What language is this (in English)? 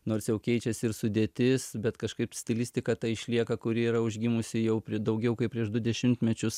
Lithuanian